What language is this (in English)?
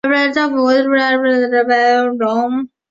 Chinese